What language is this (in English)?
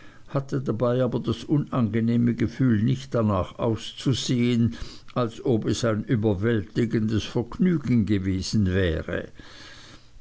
German